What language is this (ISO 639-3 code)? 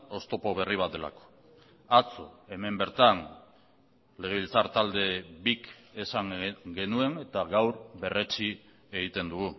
eus